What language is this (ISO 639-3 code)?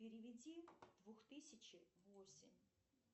rus